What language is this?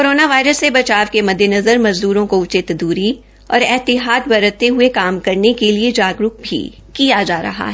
Hindi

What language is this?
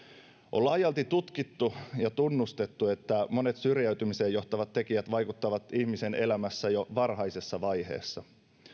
Finnish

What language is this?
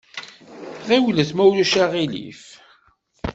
Kabyle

